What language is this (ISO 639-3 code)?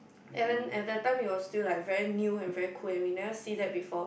eng